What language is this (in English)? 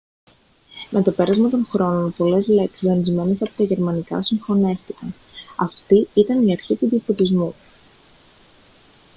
Greek